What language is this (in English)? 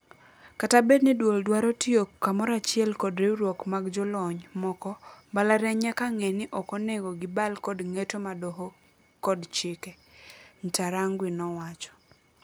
Luo (Kenya and Tanzania)